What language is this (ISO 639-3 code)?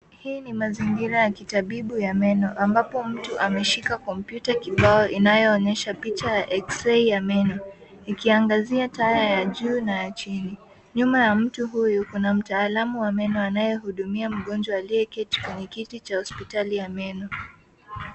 swa